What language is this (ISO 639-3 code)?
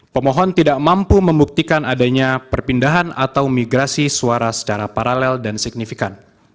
ind